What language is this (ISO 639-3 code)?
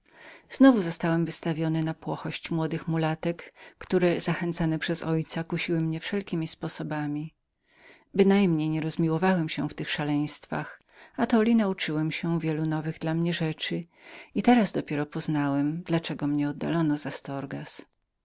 pol